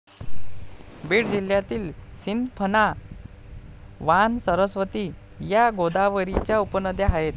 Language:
Marathi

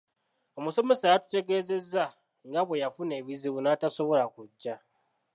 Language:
Ganda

